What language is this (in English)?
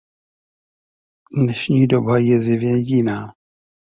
Czech